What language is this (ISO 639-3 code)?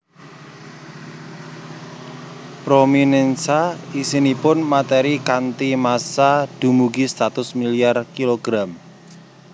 jav